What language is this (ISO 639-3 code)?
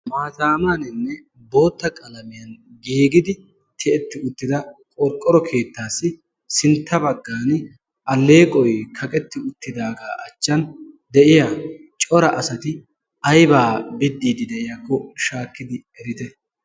wal